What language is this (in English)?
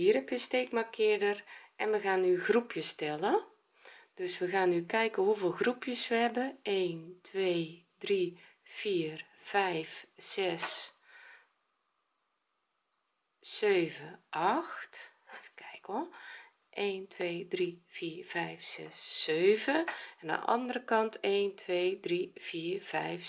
Dutch